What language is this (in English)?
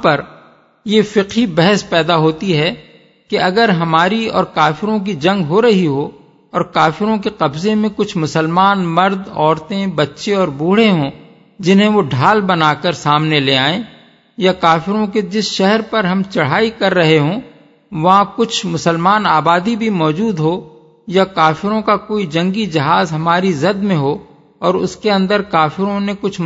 Urdu